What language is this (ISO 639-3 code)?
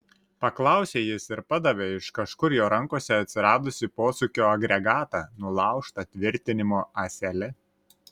lit